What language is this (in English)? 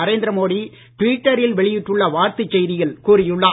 Tamil